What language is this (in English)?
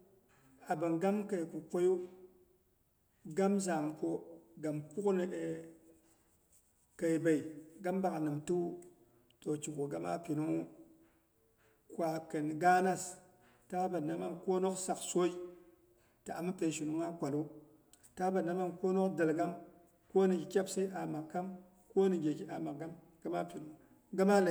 Boghom